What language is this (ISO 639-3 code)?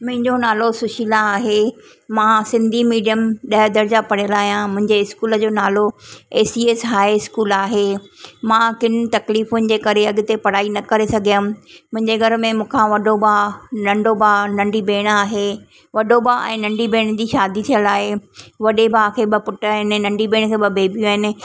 snd